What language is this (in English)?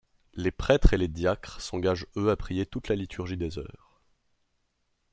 French